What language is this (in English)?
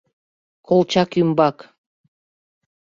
Mari